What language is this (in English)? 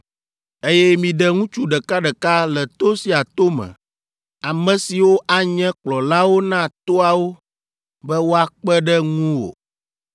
Ewe